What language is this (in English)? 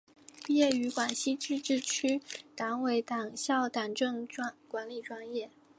Chinese